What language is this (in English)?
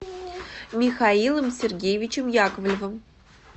Russian